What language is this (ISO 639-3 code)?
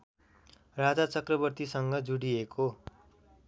nep